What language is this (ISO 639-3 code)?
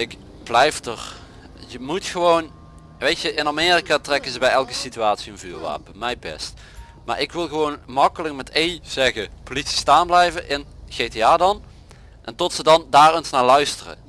nld